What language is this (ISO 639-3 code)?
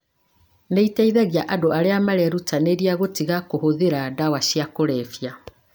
kik